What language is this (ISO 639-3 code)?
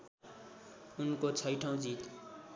nep